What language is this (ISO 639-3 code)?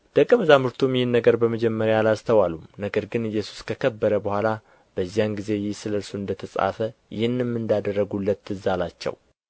amh